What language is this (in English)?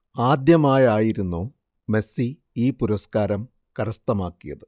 Malayalam